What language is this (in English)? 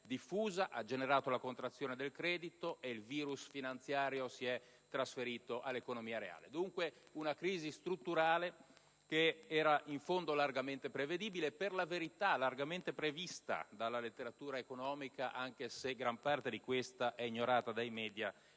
Italian